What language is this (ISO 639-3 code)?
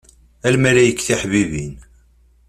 kab